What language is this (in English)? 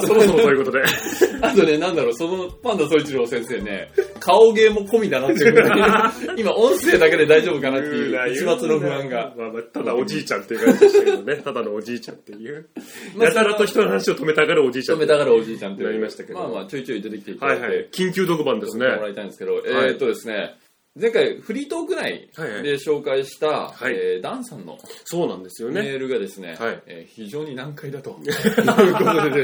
Japanese